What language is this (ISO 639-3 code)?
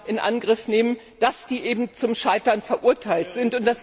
deu